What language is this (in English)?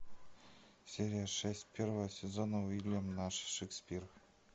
Russian